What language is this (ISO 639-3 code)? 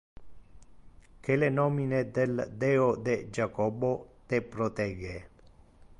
ina